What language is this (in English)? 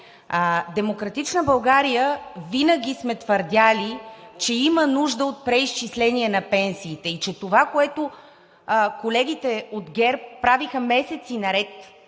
Bulgarian